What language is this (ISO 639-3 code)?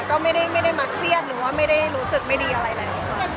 tha